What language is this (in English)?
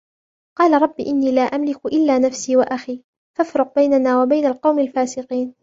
Arabic